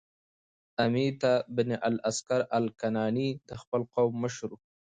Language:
Pashto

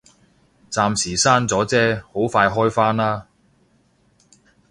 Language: Cantonese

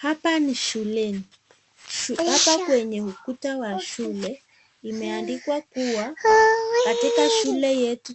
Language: Swahili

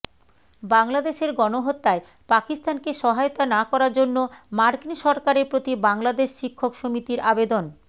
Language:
Bangla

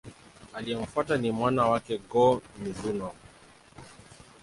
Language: Swahili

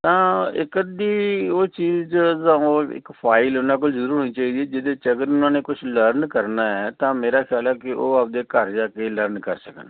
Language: Punjabi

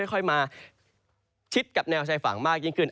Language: Thai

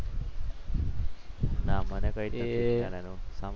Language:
Gujarati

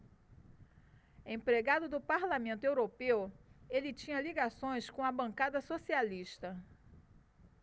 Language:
Portuguese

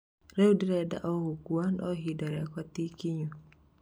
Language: Kikuyu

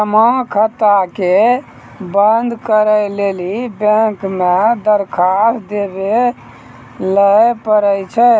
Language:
Maithili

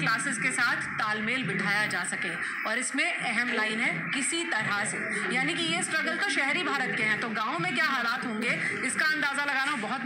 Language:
Hindi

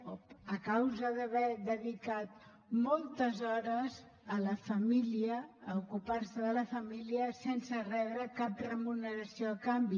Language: Catalan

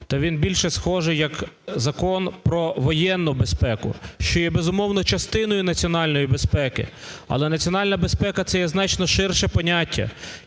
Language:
Ukrainian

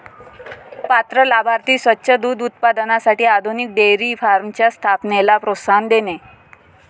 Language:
Marathi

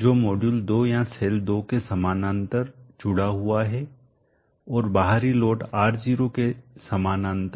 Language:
Hindi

